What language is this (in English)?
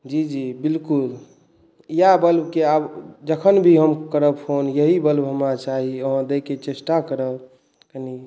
Maithili